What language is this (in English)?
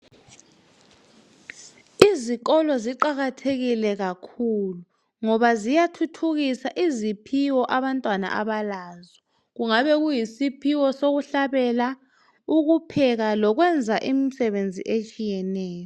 North Ndebele